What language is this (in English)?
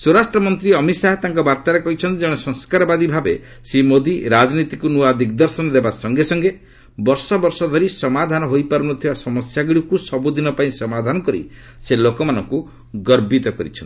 Odia